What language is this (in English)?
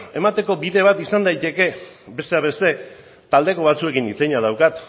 Basque